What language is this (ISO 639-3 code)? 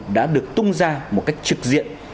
vie